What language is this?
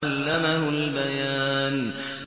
Arabic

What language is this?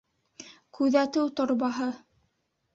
Bashkir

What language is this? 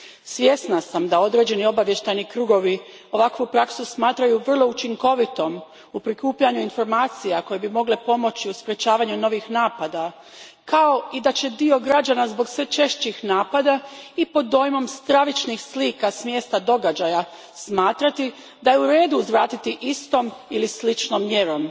Croatian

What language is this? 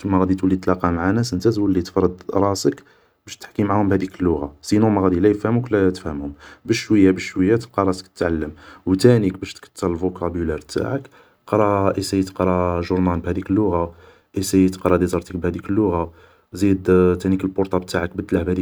Algerian Arabic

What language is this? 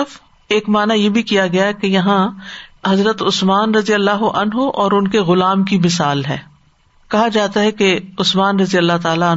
Urdu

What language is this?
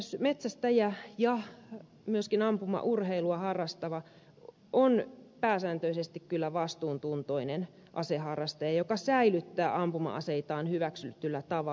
Finnish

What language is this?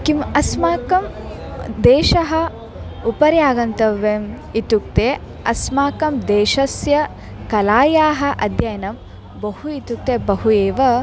Sanskrit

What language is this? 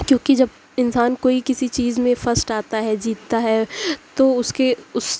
Urdu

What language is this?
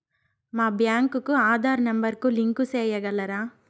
Telugu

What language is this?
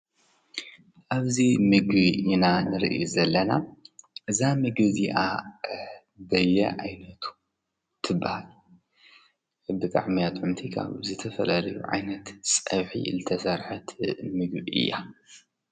Tigrinya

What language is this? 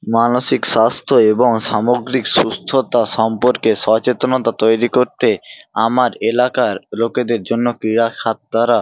Bangla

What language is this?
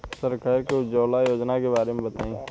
Bhojpuri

